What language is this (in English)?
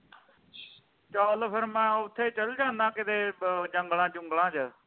Punjabi